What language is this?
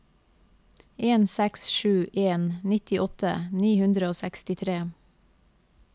Norwegian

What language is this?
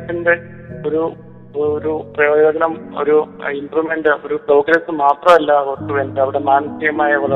Malayalam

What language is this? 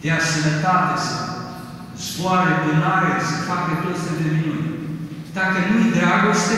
Romanian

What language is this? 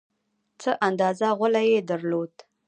Pashto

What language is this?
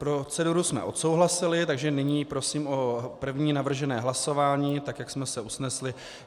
Czech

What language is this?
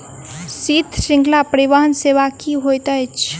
Maithili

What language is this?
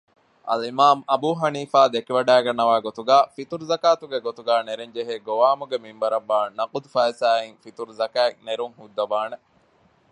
Divehi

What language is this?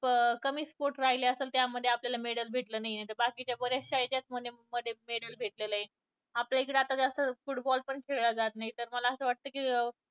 Marathi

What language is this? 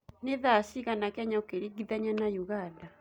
Kikuyu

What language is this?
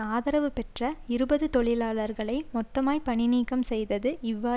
Tamil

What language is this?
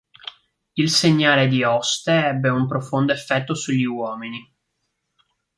Italian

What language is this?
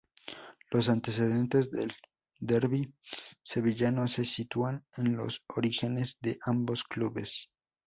Spanish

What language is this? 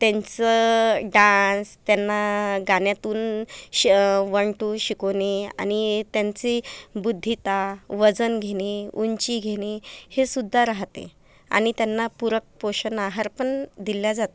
Marathi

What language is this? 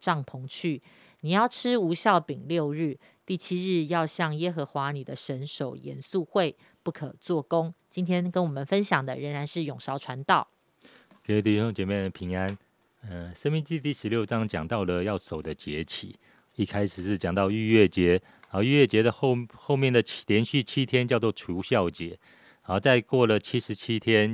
Chinese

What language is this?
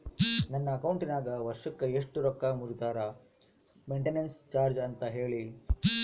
Kannada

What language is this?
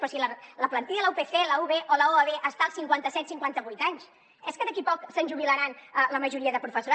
Catalan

